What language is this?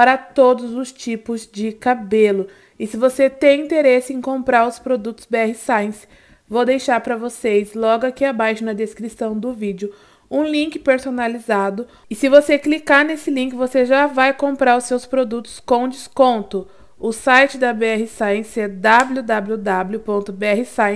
Portuguese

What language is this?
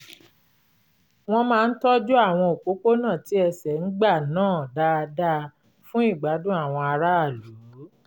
Yoruba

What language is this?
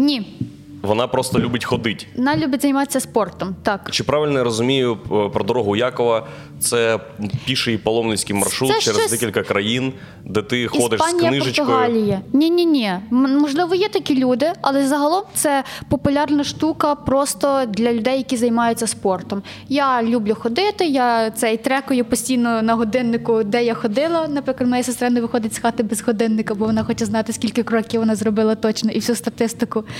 Ukrainian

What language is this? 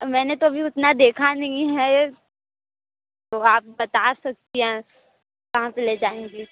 Hindi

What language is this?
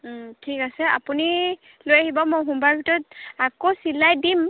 Assamese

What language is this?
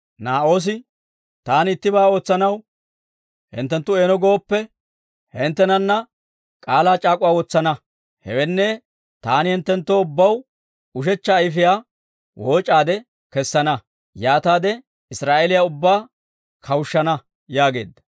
Dawro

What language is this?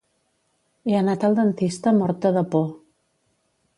Catalan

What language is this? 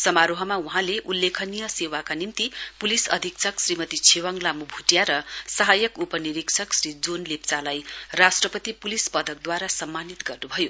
Nepali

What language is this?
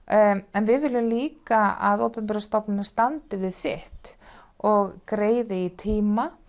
Icelandic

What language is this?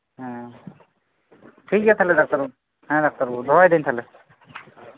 Santali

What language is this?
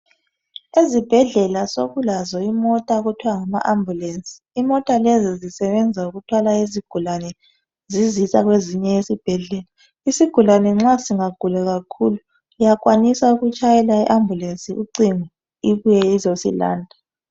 North Ndebele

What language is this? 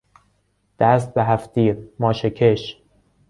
Persian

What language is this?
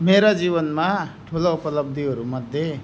Nepali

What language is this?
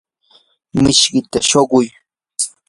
Yanahuanca Pasco Quechua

